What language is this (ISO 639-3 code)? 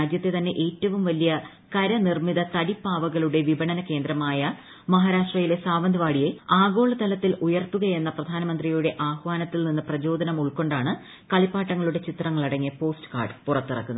mal